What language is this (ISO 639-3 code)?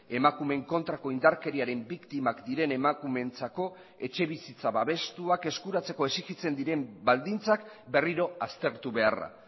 eus